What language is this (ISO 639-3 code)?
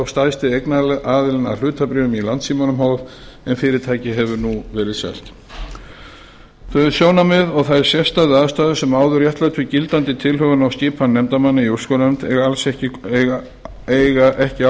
isl